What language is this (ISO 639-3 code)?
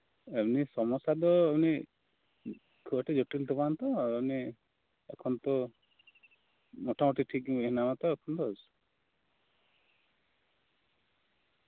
sat